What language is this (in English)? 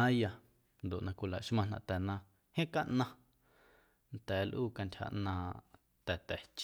Guerrero Amuzgo